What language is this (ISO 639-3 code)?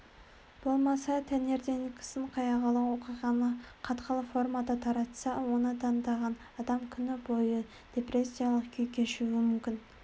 kaz